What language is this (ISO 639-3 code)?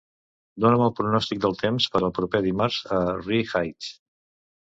cat